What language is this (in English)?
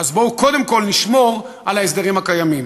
Hebrew